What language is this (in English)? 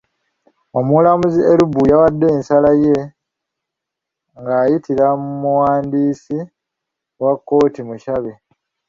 Ganda